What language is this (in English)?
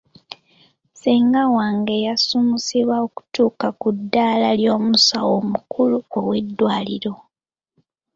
Ganda